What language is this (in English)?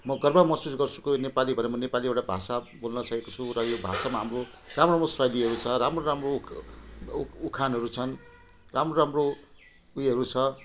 Nepali